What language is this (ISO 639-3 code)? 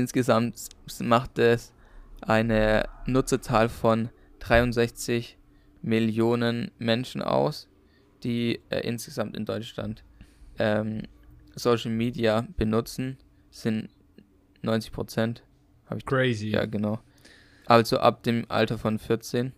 deu